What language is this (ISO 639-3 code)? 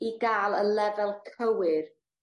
cym